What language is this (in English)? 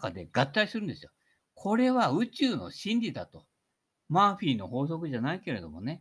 Japanese